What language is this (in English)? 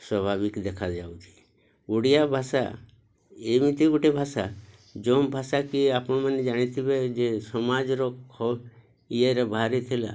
Odia